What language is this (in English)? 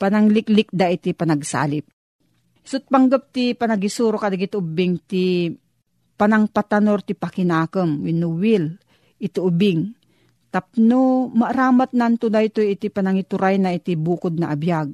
Filipino